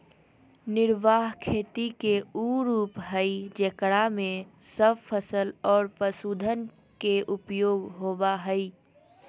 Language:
Magahi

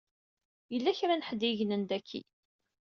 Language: Kabyle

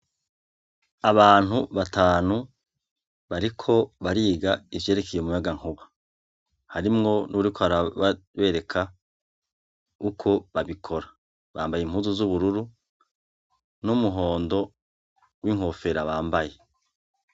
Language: Rundi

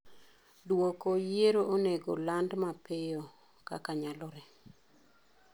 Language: Luo (Kenya and Tanzania)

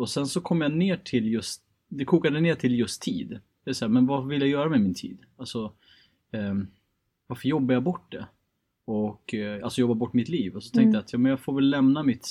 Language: Swedish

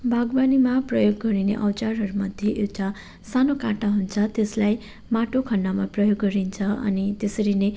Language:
Nepali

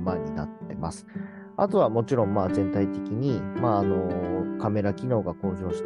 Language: Japanese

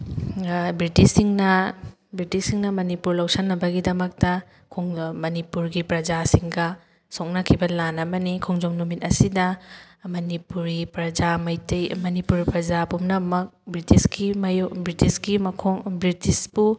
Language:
Manipuri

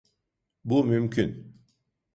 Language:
Turkish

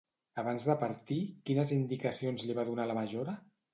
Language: Catalan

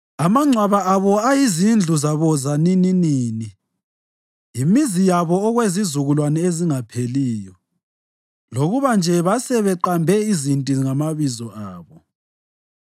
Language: North Ndebele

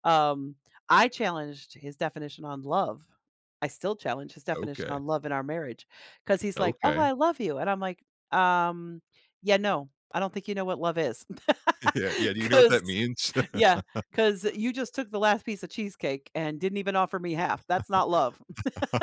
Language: English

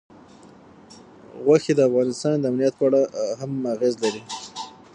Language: Pashto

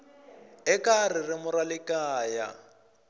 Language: Tsonga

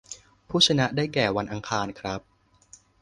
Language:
Thai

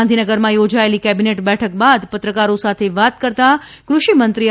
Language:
Gujarati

